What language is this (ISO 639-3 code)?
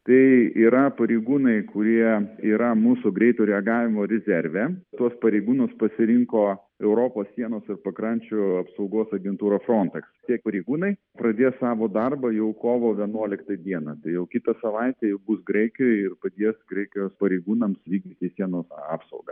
lit